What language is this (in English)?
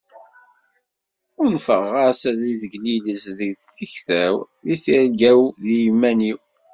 Kabyle